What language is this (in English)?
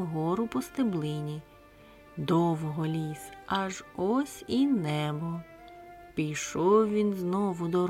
Ukrainian